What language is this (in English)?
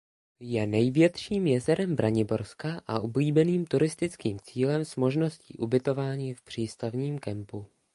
Czech